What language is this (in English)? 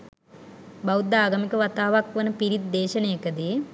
Sinhala